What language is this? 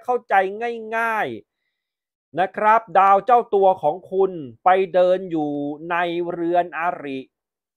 Thai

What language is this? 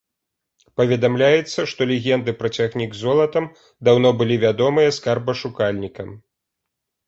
Belarusian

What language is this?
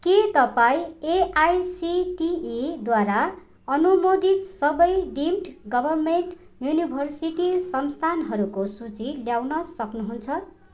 Nepali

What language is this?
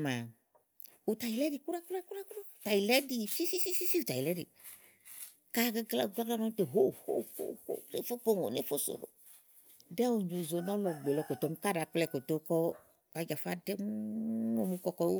Igo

